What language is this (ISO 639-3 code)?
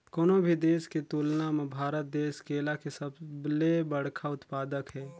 hne